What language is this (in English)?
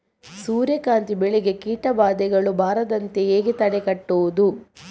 Kannada